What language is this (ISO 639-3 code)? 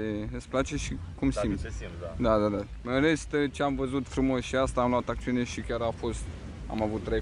ron